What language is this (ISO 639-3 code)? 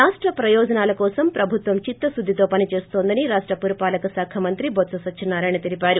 tel